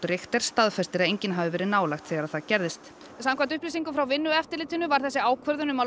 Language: Icelandic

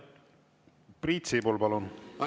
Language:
Estonian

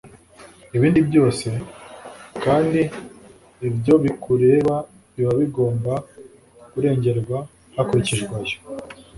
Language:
Kinyarwanda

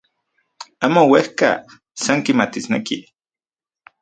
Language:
Central Puebla Nahuatl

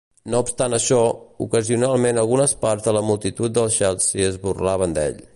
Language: Catalan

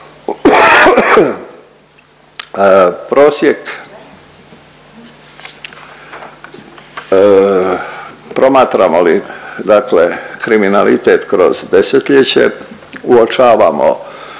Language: Croatian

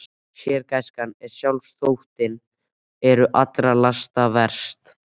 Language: Icelandic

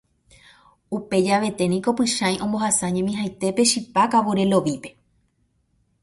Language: Guarani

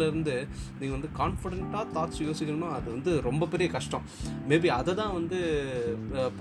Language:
Tamil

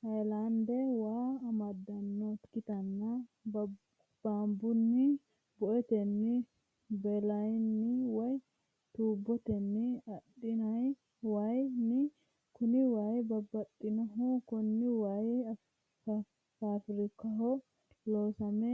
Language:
Sidamo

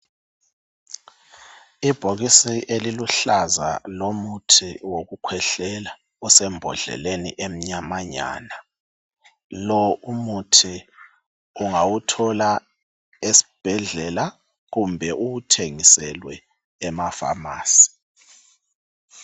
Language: North Ndebele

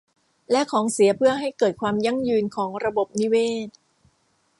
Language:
Thai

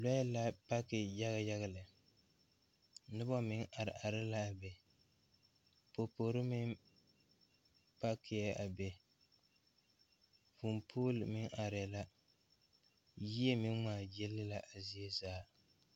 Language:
Southern Dagaare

